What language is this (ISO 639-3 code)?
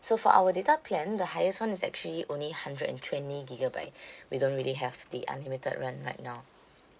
eng